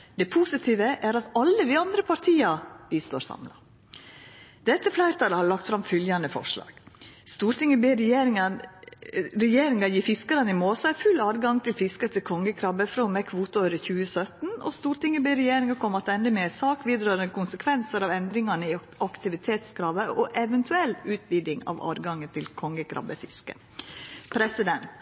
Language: Norwegian Nynorsk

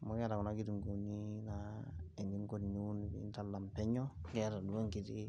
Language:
Masai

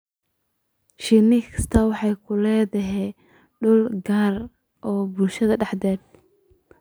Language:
Somali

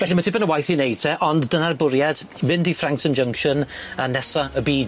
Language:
Welsh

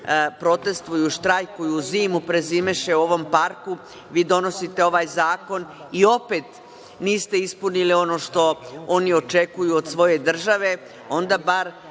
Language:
Serbian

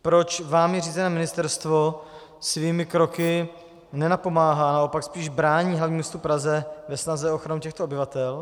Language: Czech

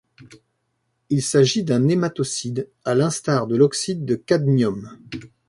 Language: French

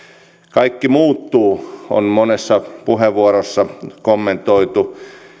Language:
Finnish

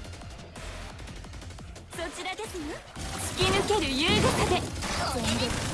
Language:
Japanese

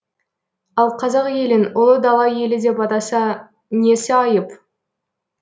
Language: Kazakh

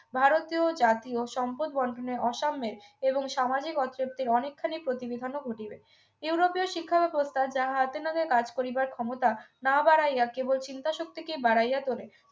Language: Bangla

